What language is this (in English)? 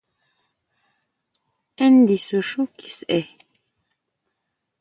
Huautla Mazatec